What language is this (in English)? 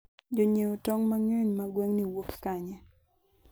Luo (Kenya and Tanzania)